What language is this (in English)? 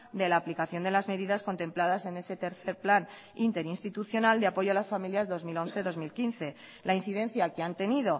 Spanish